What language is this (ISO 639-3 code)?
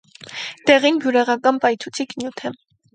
hye